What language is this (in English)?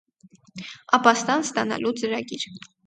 Armenian